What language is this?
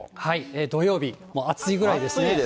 Japanese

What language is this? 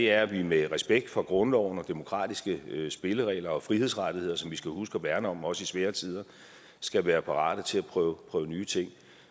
Danish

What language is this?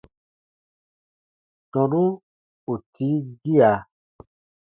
Baatonum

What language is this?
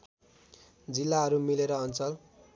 Nepali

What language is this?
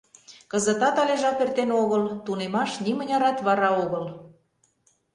Mari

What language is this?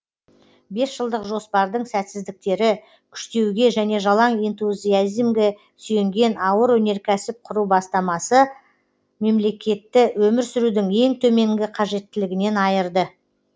Kazakh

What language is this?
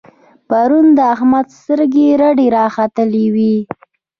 Pashto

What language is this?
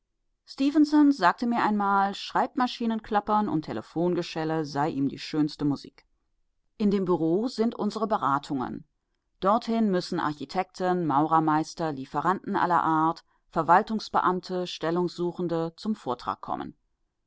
German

